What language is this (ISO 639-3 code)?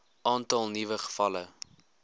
afr